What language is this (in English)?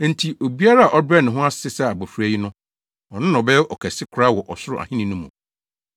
Akan